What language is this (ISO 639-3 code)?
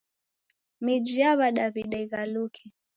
dav